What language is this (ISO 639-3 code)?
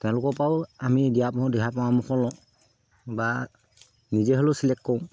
asm